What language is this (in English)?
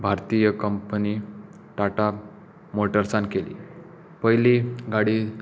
Konkani